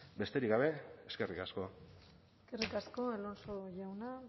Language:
Basque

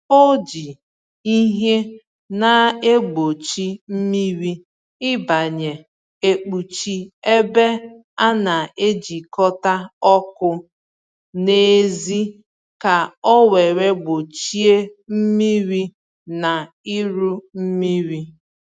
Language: Igbo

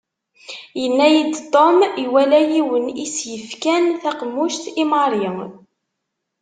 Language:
Kabyle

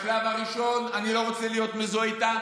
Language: Hebrew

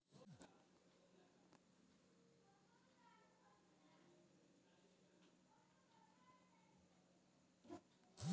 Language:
Maithili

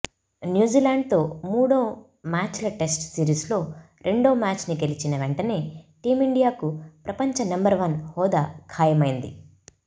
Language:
Telugu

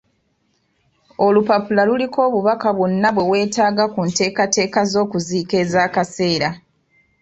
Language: Ganda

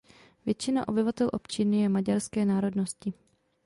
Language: Czech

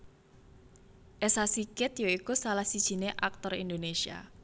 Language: Javanese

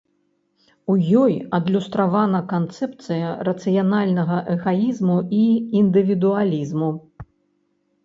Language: Belarusian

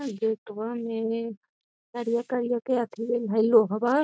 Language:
Magahi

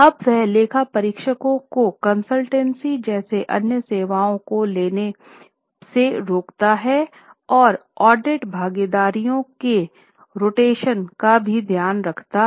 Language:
Hindi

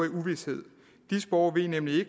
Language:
Danish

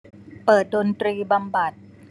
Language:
Thai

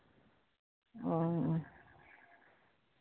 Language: Santali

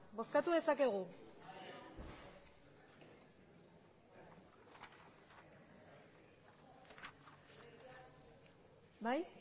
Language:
Basque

